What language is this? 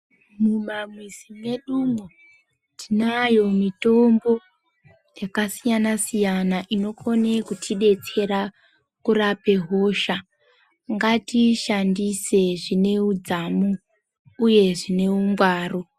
Ndau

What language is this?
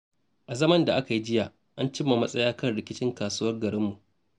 Hausa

